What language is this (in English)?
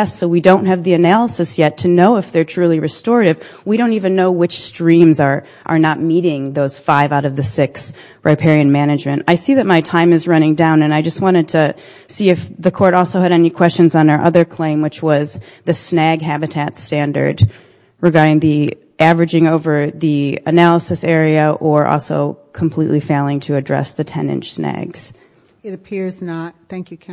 English